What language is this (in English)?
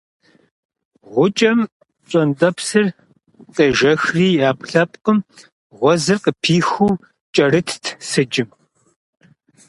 Kabardian